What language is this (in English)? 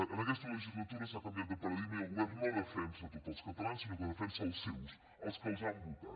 Catalan